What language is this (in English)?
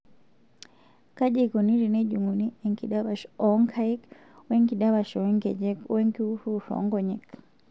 Masai